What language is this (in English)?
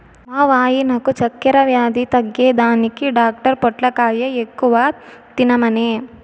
Telugu